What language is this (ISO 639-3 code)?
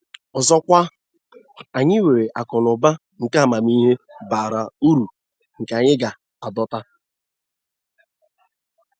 ibo